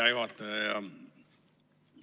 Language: Estonian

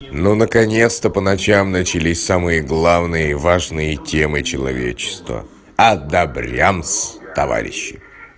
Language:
Russian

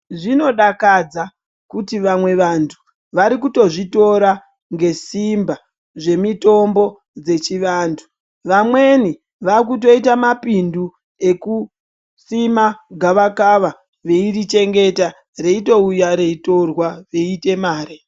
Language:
Ndau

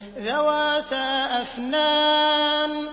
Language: Arabic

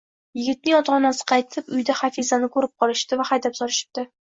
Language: Uzbek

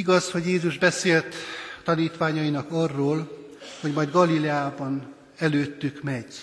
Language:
Hungarian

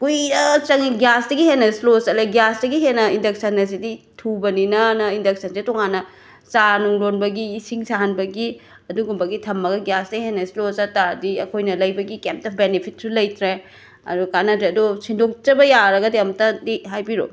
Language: Manipuri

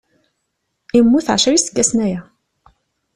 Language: Kabyle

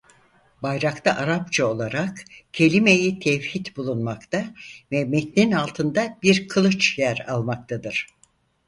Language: Turkish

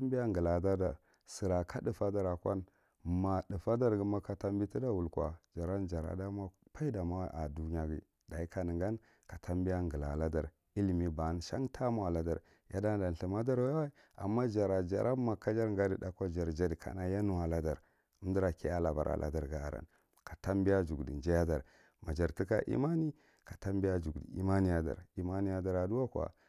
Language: Marghi Central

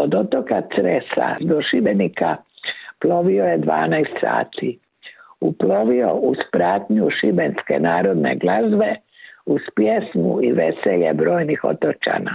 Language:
Croatian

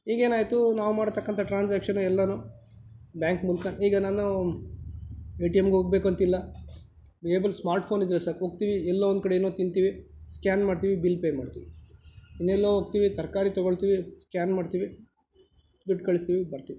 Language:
Kannada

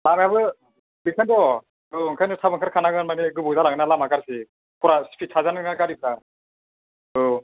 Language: Bodo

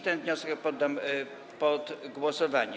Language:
Polish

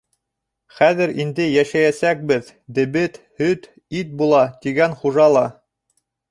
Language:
Bashkir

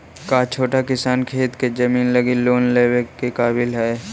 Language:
Magahi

